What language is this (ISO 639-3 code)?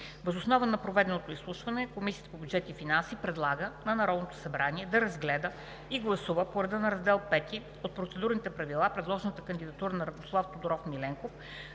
bul